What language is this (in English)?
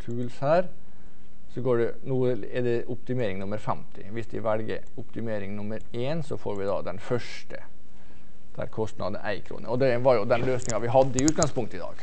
Norwegian